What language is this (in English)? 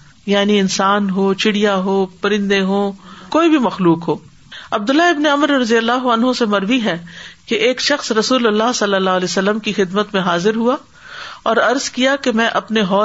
Urdu